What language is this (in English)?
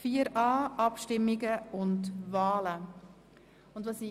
Swiss German